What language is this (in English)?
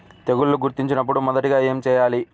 Telugu